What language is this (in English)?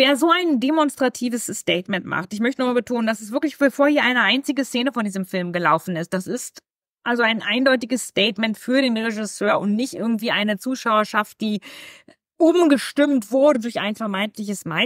German